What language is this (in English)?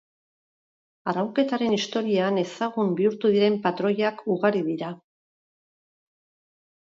Basque